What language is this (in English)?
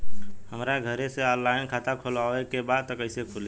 Bhojpuri